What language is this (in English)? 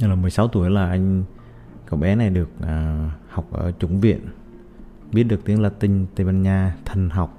Vietnamese